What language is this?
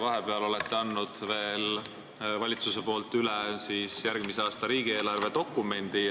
Estonian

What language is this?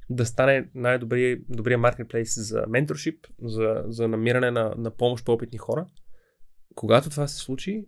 Bulgarian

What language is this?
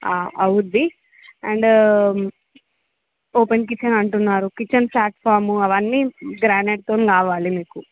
Telugu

